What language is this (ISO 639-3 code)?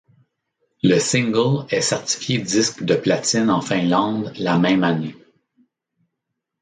fra